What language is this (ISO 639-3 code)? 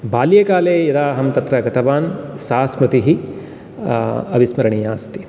san